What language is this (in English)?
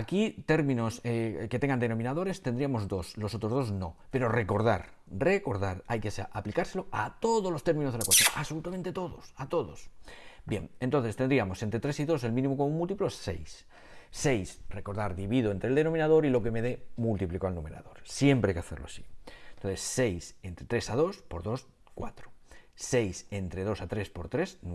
Spanish